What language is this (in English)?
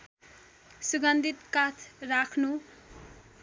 Nepali